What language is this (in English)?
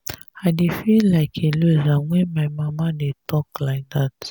Nigerian Pidgin